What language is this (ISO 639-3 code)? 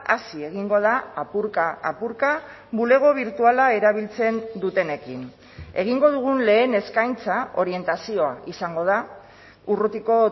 eus